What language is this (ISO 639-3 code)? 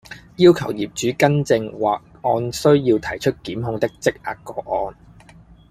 yue